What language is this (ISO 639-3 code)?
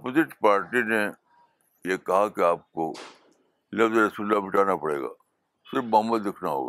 urd